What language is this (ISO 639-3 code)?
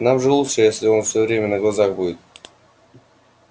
rus